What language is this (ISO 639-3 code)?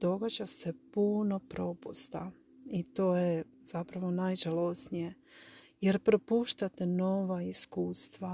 hrv